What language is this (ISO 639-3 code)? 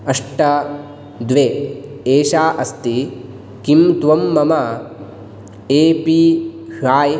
san